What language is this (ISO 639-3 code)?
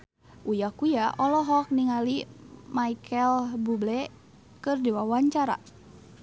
sun